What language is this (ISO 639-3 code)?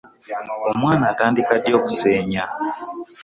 lug